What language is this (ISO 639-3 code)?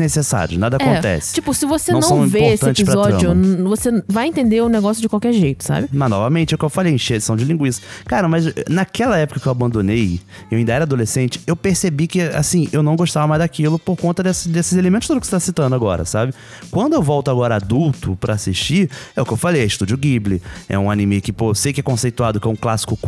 por